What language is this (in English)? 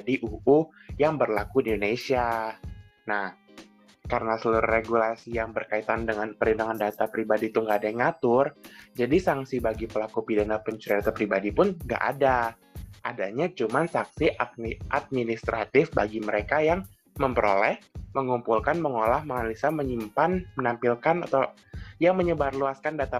Indonesian